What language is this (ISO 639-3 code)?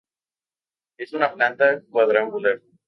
spa